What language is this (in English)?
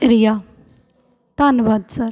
Punjabi